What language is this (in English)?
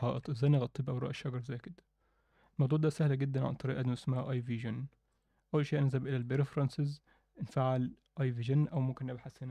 Arabic